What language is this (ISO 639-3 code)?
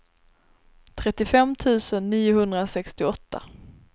swe